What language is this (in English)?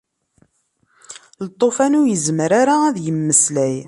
Kabyle